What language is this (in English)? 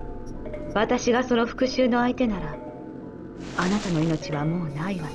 Korean